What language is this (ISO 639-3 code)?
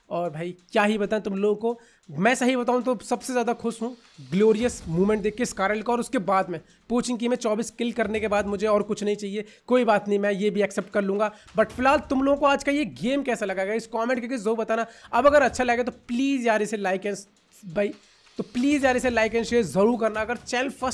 hin